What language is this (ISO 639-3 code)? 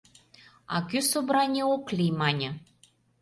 chm